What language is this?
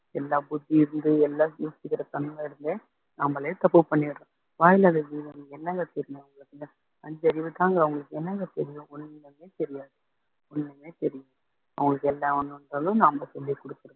Tamil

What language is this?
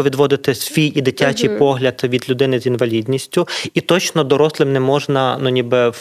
Ukrainian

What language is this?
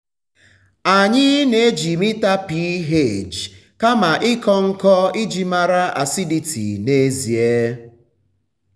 Igbo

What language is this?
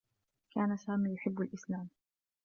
Arabic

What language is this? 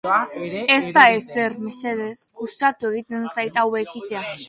Basque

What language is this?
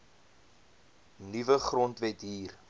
Afrikaans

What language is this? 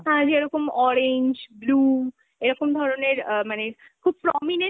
Bangla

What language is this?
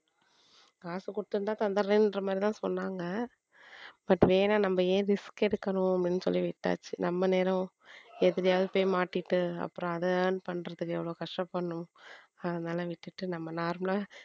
Tamil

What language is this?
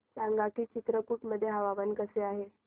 Marathi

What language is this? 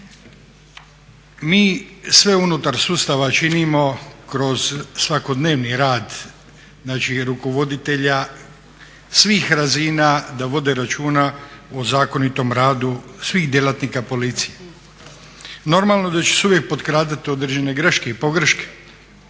Croatian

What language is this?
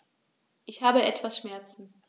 German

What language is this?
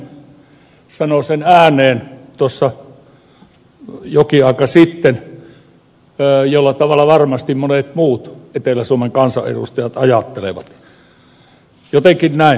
Finnish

